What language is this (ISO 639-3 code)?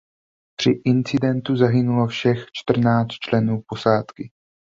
ces